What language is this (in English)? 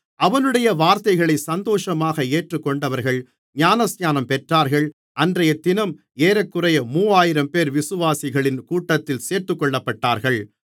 Tamil